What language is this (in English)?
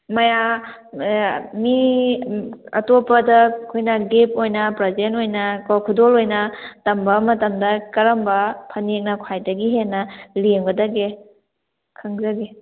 Manipuri